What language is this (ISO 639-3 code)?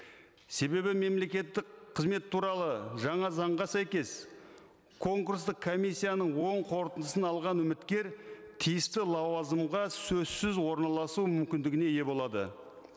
kaz